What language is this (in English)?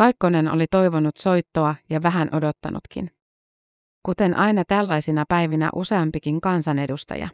Finnish